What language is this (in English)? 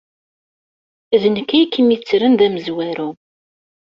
Kabyle